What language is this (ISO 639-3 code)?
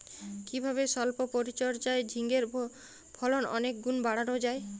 ben